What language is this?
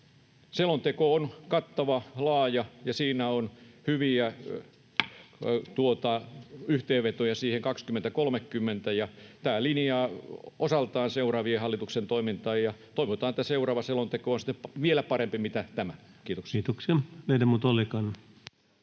Finnish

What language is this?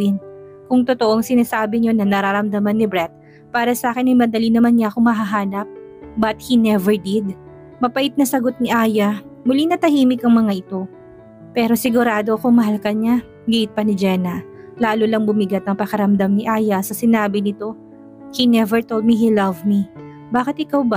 Filipino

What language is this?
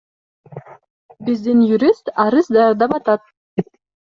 Kyrgyz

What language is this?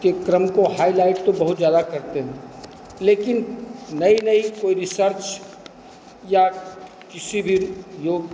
Hindi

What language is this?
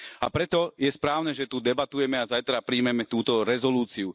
Slovak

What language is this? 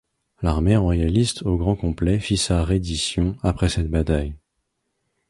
French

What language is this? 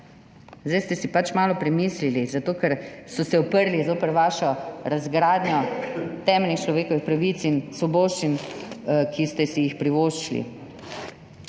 Slovenian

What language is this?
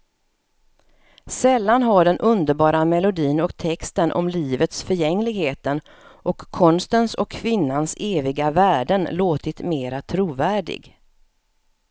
Swedish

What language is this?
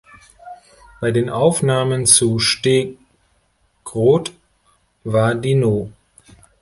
German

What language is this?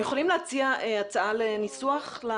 Hebrew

